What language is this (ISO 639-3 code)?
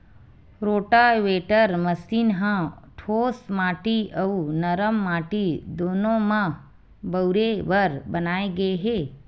hne